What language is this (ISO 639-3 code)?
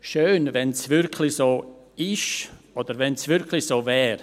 gsw